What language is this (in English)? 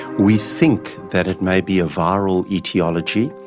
English